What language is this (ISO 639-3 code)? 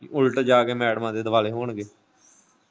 pan